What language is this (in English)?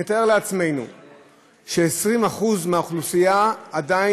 Hebrew